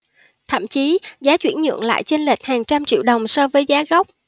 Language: Vietnamese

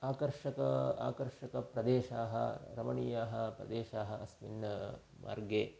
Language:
Sanskrit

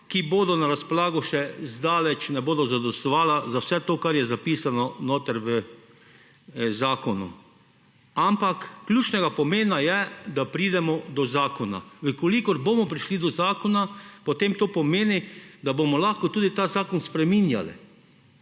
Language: Slovenian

